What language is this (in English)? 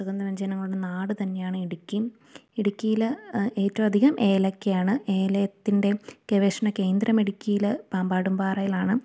Malayalam